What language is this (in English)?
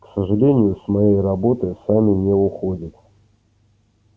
Russian